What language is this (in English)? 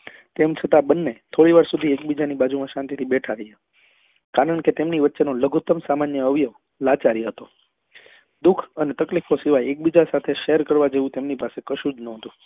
Gujarati